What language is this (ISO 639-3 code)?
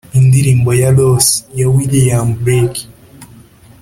kin